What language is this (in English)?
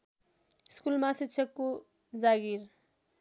Nepali